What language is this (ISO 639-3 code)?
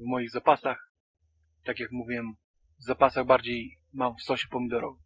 pol